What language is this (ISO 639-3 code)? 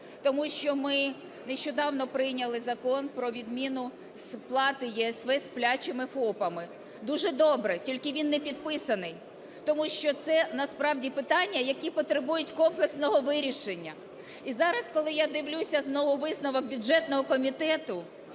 ukr